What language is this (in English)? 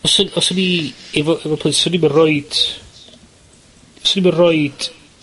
Welsh